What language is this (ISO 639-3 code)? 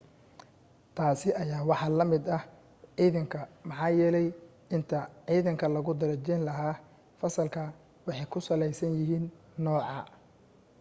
som